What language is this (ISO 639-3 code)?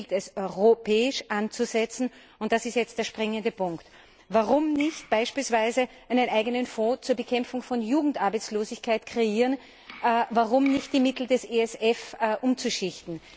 deu